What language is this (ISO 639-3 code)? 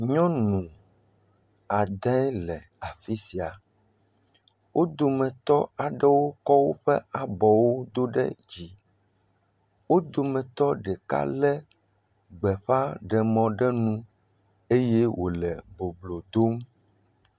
ewe